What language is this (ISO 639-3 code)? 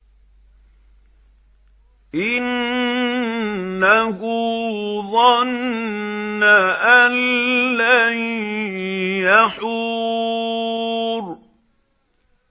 ara